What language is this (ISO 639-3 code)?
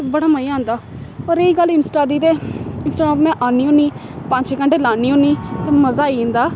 doi